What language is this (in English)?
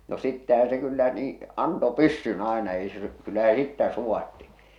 Finnish